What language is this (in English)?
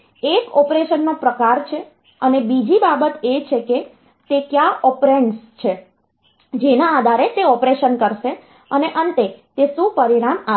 Gujarati